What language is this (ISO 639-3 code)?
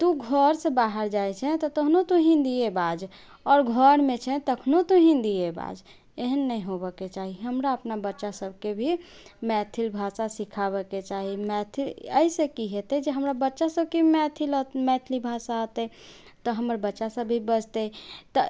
mai